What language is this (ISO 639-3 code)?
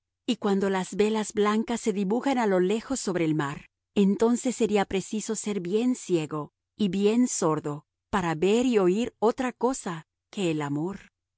spa